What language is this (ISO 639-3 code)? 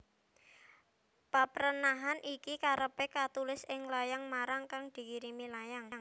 jav